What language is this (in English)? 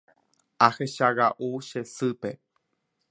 Guarani